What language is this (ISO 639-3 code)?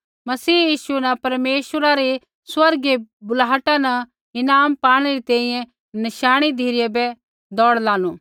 kfx